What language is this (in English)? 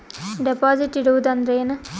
Kannada